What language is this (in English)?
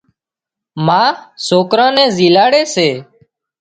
Wadiyara Koli